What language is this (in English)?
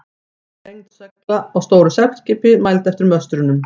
Icelandic